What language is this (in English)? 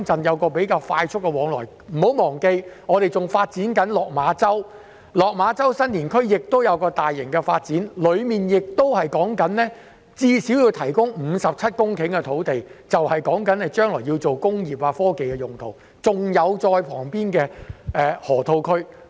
Cantonese